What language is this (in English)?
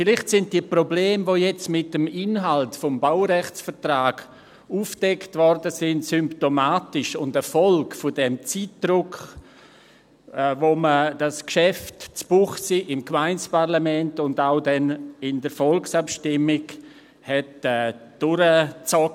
Swiss German